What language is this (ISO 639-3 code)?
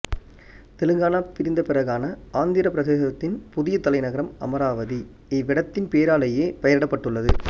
tam